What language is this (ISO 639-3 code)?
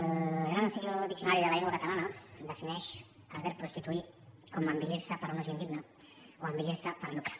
cat